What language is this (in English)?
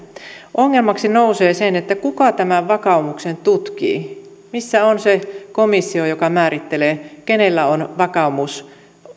Finnish